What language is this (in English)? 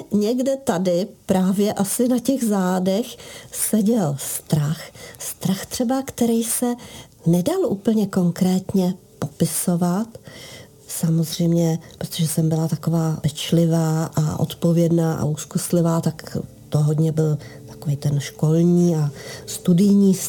Czech